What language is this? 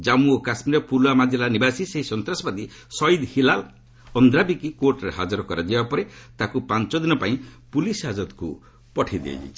Odia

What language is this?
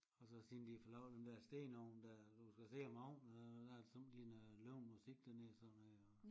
Danish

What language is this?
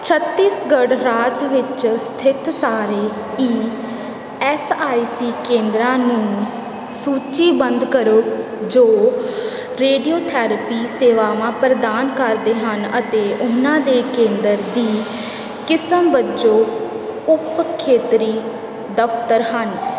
Punjabi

